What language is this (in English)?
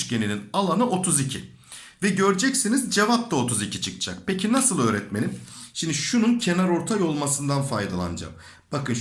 Turkish